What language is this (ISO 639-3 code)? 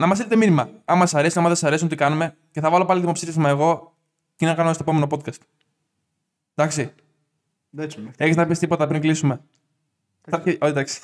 ell